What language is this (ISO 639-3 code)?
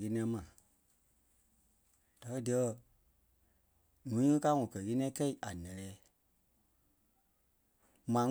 kpe